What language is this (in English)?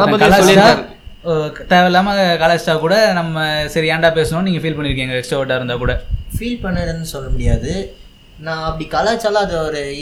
Tamil